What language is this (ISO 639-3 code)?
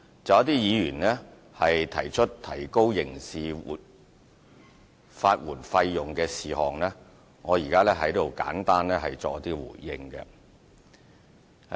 yue